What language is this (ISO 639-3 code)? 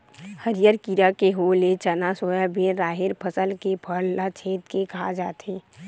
hne